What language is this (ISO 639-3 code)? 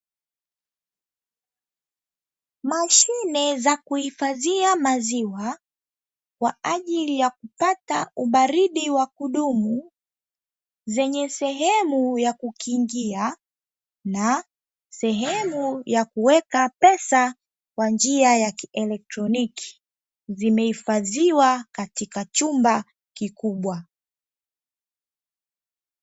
swa